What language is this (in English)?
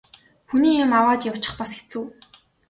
Mongolian